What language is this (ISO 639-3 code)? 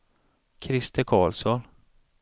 swe